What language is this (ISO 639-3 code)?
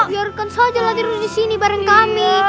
ind